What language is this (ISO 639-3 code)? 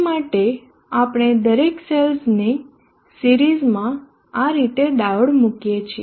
guj